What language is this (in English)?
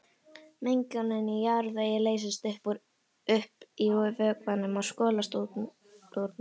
Icelandic